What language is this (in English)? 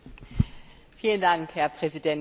German